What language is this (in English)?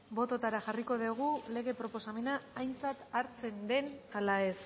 Basque